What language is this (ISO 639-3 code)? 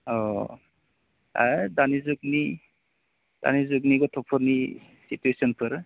brx